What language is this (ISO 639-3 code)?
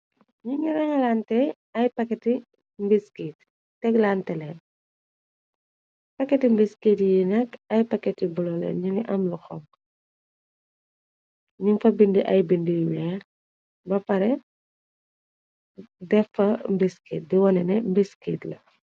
wol